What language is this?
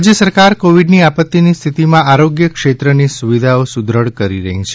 Gujarati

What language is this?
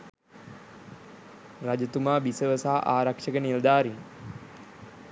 Sinhala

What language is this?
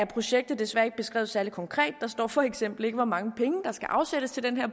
Danish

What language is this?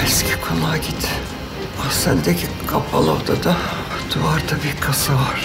Turkish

